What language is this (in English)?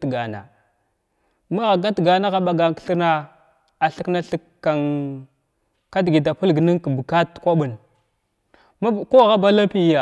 Glavda